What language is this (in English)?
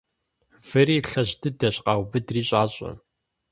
Kabardian